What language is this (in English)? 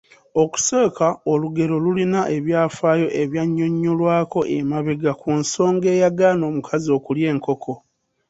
Ganda